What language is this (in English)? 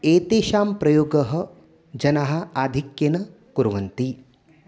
Sanskrit